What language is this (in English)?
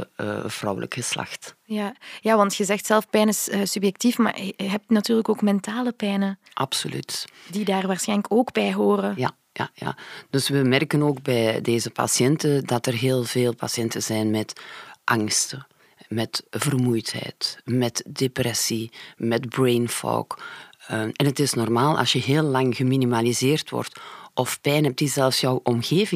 Dutch